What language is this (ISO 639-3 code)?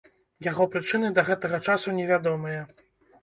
bel